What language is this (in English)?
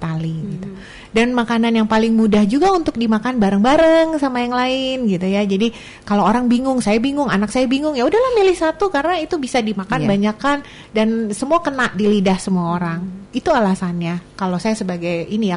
Indonesian